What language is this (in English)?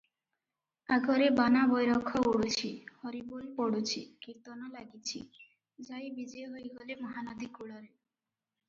Odia